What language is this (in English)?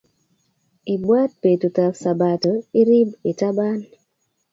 Kalenjin